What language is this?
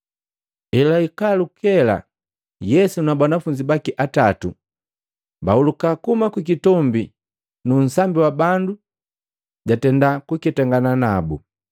Matengo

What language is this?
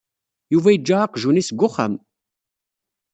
Kabyle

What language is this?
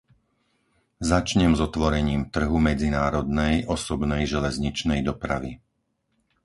Slovak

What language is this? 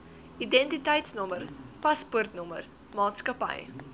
Afrikaans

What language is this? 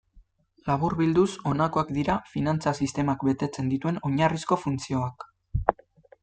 Basque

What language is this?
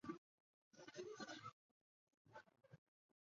Chinese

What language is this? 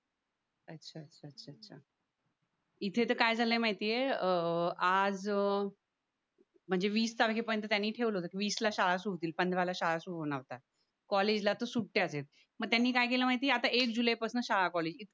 Marathi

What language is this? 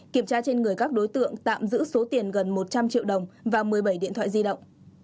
Vietnamese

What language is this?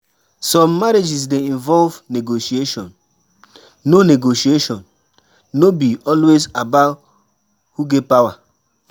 Nigerian Pidgin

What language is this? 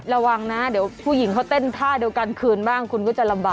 Thai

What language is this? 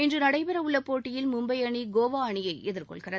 Tamil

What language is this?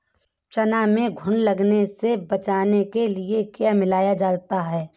Hindi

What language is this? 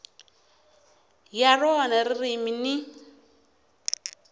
Tsonga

